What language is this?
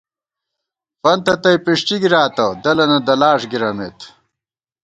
Gawar-Bati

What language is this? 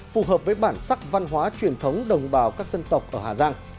Vietnamese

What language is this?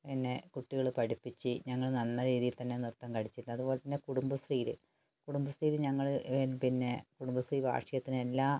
Malayalam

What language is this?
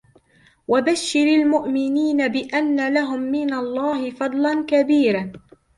Arabic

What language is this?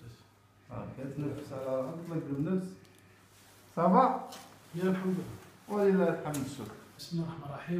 Arabic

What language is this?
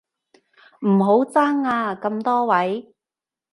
Cantonese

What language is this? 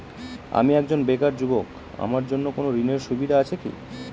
Bangla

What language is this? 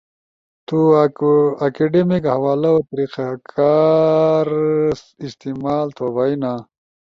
Ushojo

